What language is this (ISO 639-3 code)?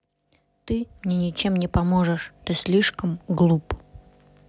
rus